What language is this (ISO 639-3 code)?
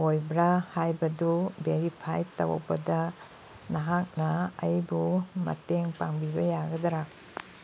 mni